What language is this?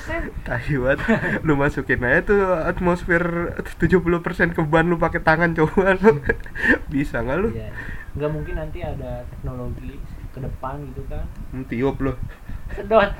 Indonesian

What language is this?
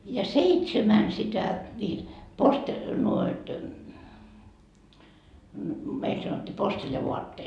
Finnish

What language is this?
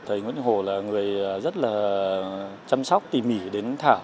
Vietnamese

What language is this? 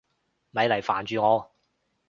Cantonese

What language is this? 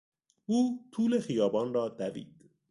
Persian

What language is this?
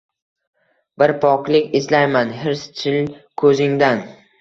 Uzbek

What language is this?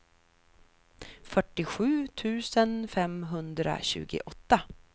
Swedish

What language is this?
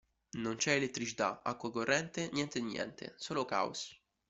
Italian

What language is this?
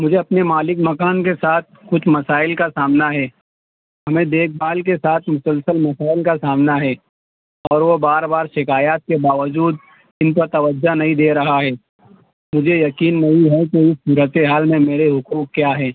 Urdu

